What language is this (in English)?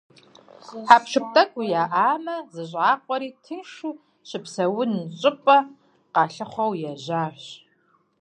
Kabardian